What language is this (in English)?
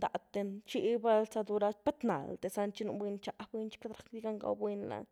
Güilá Zapotec